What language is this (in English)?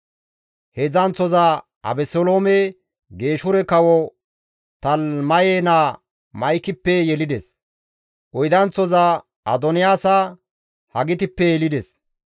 Gamo